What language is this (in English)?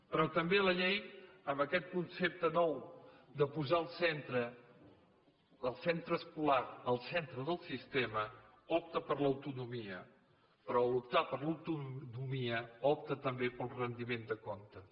Catalan